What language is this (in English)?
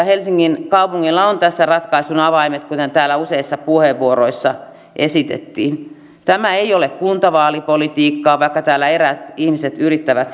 Finnish